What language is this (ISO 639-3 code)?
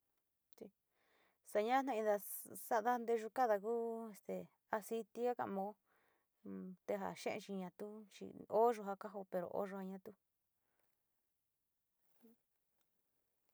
xti